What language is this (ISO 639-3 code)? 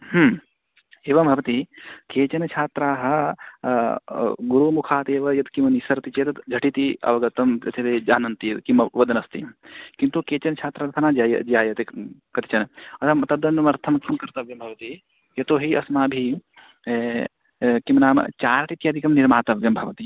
san